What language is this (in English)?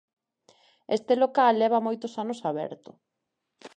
Galician